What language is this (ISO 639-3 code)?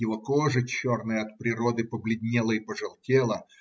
rus